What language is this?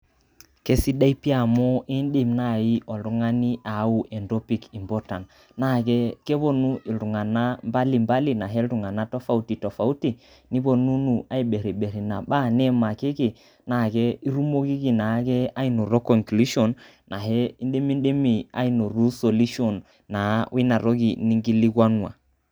Masai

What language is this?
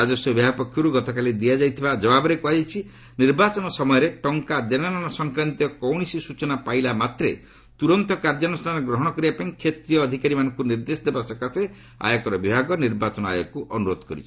Odia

